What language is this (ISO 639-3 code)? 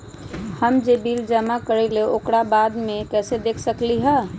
mag